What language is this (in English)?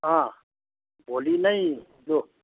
Nepali